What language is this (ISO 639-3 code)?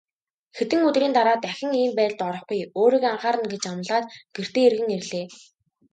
mon